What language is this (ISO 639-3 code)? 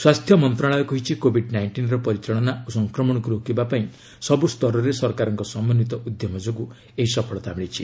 ori